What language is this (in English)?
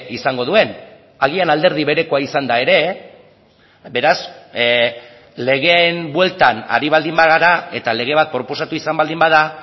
Basque